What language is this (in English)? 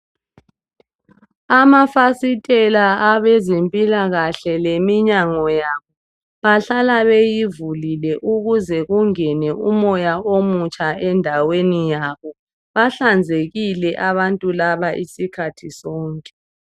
North Ndebele